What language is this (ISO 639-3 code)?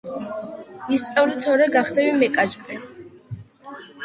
kat